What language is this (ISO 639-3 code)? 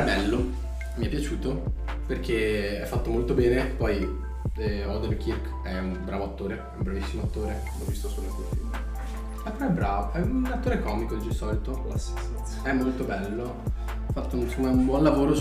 ita